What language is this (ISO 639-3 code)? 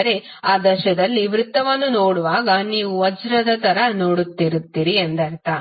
kan